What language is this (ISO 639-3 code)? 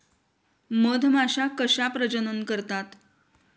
mar